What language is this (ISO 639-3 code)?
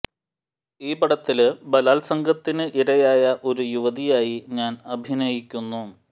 mal